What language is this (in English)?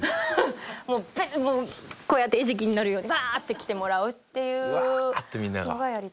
Japanese